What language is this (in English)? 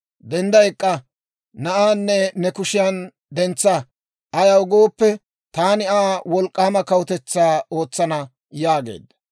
Dawro